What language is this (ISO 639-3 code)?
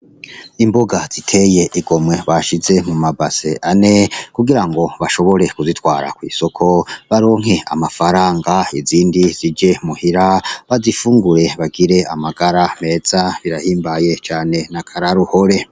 run